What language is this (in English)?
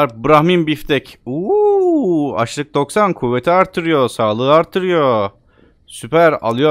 Turkish